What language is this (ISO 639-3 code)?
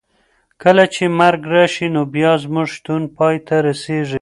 pus